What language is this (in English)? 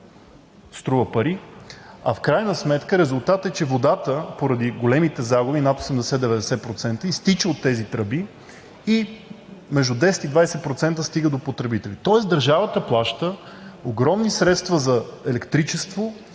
Bulgarian